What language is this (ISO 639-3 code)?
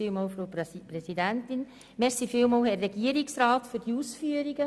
gsw